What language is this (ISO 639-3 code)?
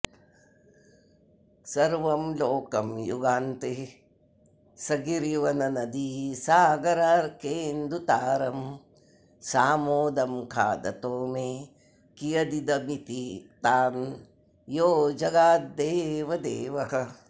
san